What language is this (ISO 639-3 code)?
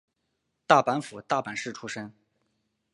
zho